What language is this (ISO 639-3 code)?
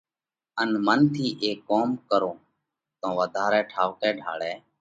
kvx